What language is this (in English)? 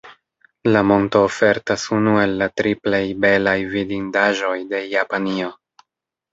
Esperanto